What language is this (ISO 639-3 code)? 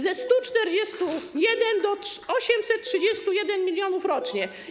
pol